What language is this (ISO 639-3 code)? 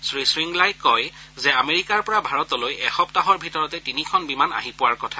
asm